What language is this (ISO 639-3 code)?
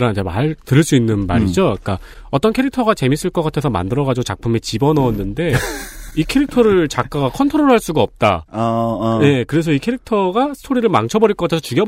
kor